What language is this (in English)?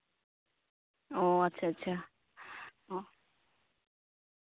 Santali